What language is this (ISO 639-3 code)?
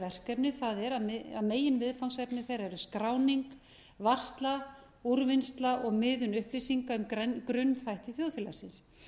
isl